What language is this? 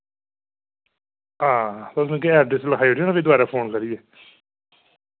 Dogri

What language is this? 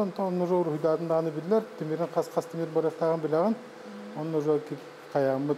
Turkish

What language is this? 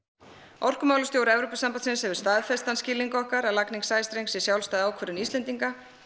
Icelandic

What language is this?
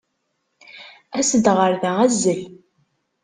Kabyle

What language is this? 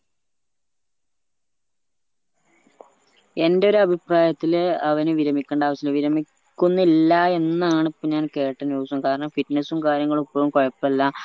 Malayalam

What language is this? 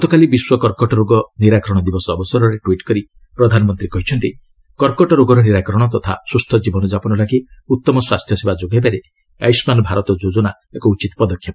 Odia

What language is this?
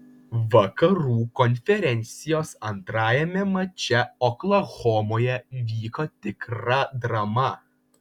Lithuanian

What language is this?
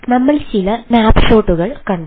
Malayalam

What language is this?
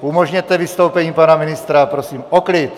Czech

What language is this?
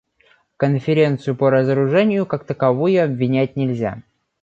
Russian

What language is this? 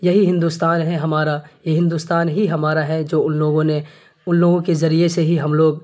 Urdu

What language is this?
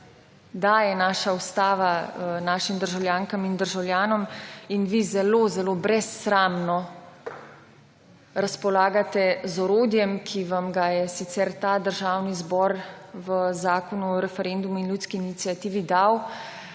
Slovenian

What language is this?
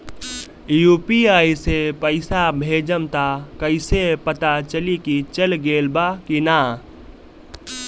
Bhojpuri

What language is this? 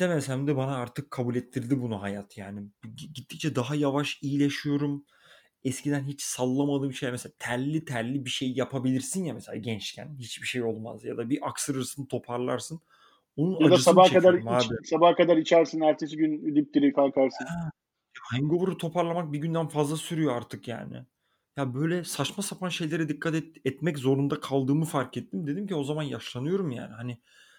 Turkish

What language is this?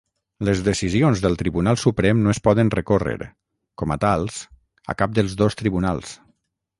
Catalan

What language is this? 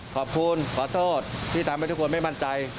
Thai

